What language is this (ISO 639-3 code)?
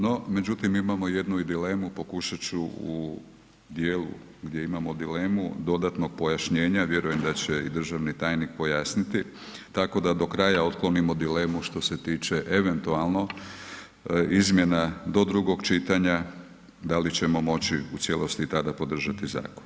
hrv